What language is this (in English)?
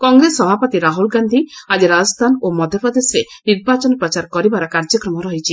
Odia